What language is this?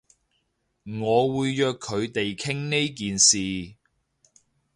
Cantonese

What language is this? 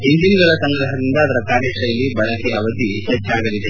Kannada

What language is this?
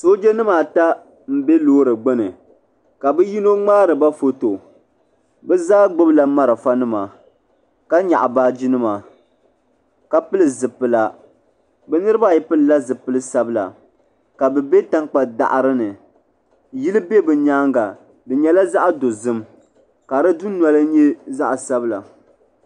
Dagbani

